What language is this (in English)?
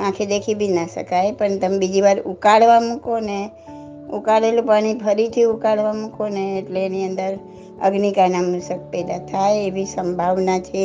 Gujarati